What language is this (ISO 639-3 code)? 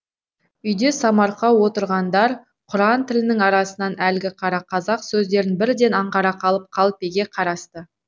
kaz